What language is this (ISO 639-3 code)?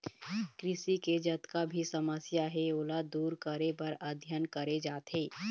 hne